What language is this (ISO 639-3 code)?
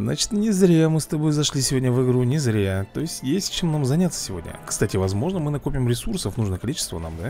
rus